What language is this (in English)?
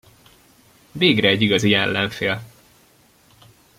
Hungarian